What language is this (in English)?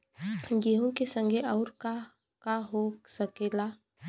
Bhojpuri